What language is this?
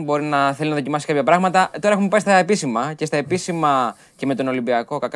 Greek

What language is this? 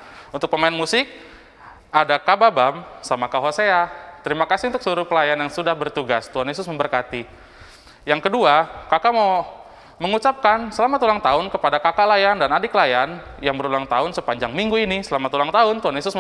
Indonesian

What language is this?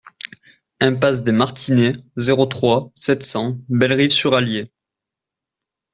French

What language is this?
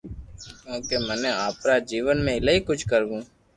Loarki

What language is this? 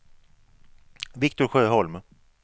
Swedish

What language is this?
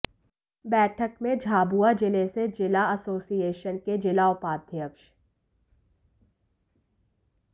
Hindi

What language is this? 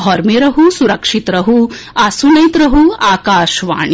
Maithili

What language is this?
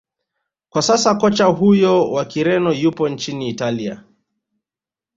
Swahili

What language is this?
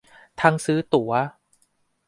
Thai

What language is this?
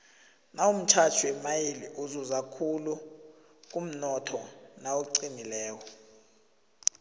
South Ndebele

